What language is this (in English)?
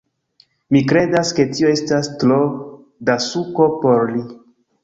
Esperanto